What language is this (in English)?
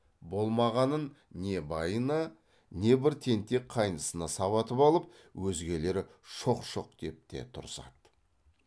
Kazakh